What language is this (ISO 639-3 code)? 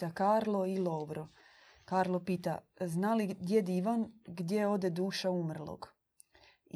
hrv